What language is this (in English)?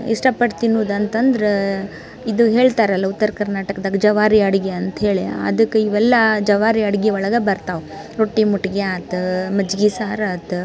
Kannada